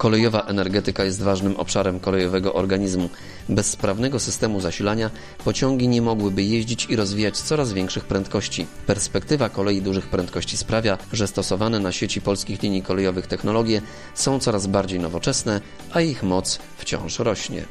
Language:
Polish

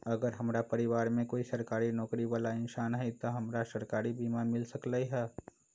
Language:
Magahi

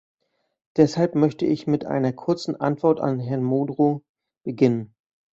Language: German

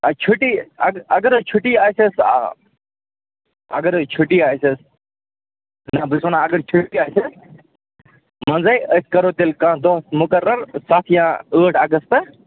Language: Kashmiri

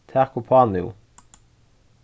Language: Faroese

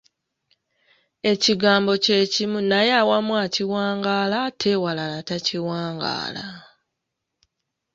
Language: Ganda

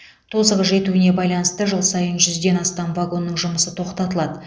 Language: Kazakh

